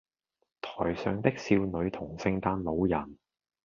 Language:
Cantonese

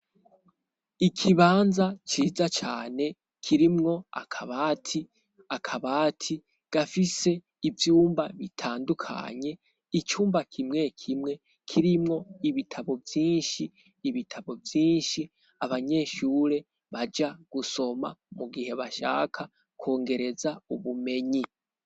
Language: Rundi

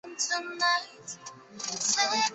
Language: Chinese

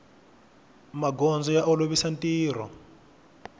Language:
Tsonga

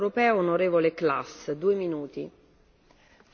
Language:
German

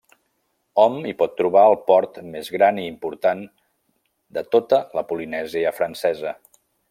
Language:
Catalan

